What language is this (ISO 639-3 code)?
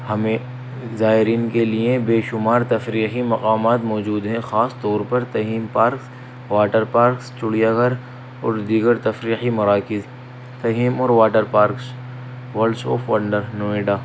urd